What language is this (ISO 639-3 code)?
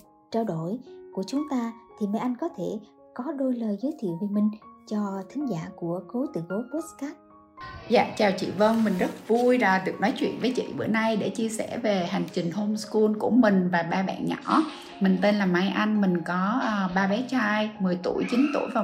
vie